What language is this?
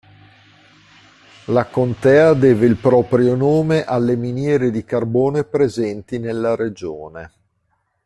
Italian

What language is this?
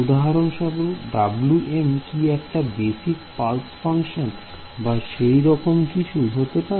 Bangla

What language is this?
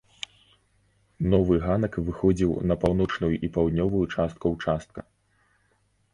Belarusian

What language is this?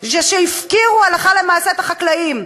Hebrew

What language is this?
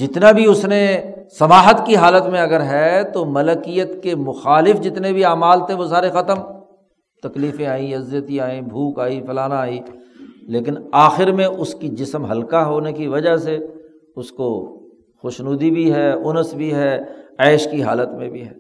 Urdu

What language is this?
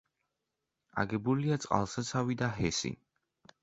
Georgian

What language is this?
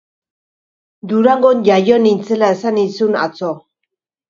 Basque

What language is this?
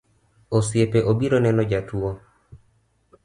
Luo (Kenya and Tanzania)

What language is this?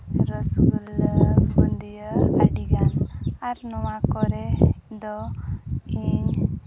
Santali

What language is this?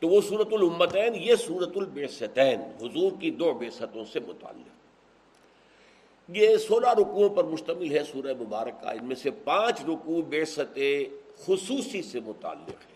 Urdu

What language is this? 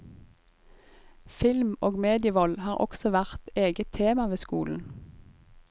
Norwegian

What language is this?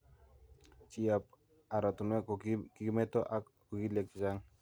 Kalenjin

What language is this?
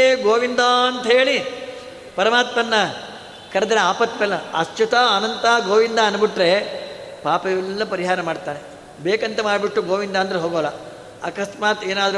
Kannada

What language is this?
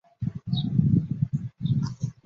Chinese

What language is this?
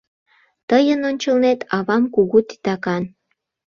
Mari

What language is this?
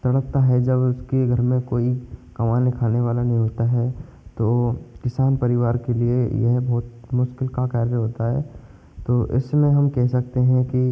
Hindi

